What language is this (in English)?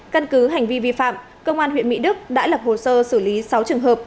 Vietnamese